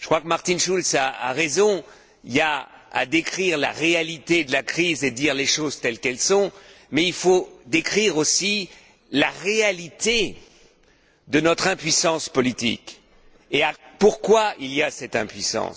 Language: French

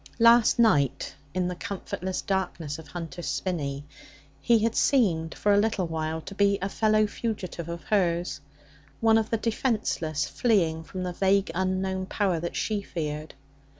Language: English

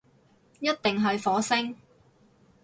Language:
Cantonese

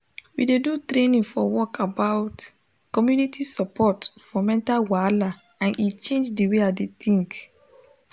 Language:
Nigerian Pidgin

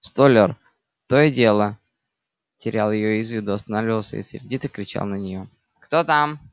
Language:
Russian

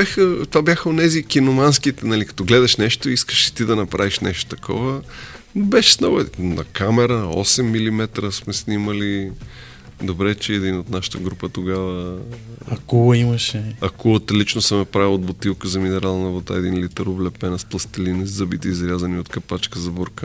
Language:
Bulgarian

